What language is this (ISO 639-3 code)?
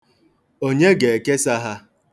ibo